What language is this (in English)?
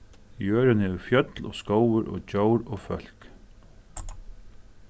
Faroese